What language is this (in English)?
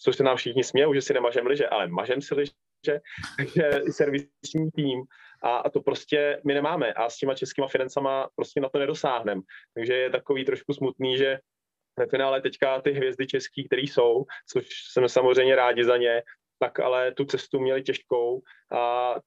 Czech